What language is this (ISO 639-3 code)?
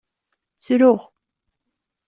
kab